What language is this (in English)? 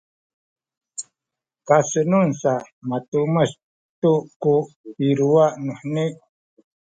Sakizaya